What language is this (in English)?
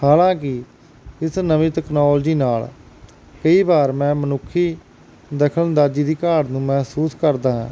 Punjabi